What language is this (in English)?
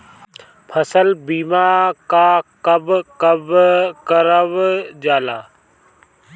Bhojpuri